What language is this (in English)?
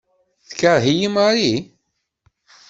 Kabyle